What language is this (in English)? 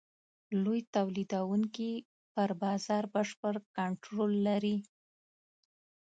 Pashto